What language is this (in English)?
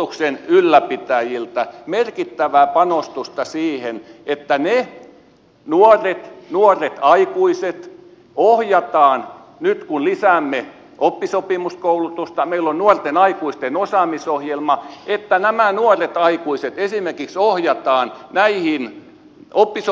Finnish